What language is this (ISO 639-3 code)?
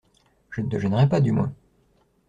fra